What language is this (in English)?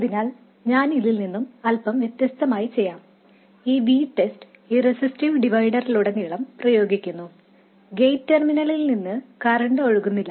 Malayalam